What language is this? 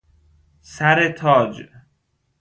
Persian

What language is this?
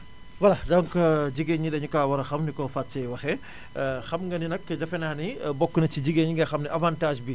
Wolof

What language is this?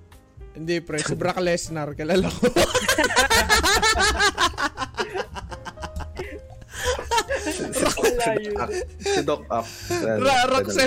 Filipino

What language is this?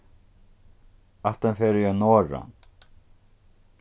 Faroese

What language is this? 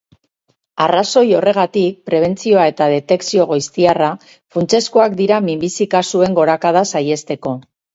Basque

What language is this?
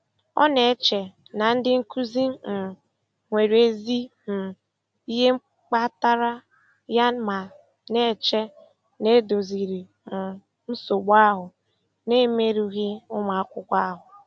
Igbo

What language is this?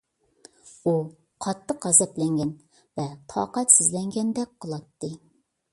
Uyghur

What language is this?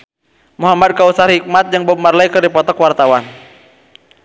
Sundanese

